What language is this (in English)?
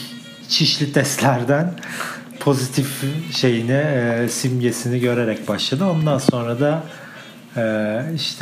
Turkish